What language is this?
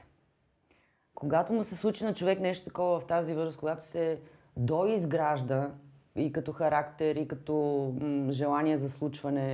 Bulgarian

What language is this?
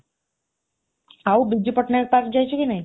Odia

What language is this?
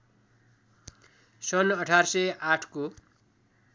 Nepali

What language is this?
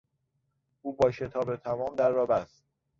Persian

